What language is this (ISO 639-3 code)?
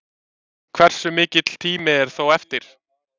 isl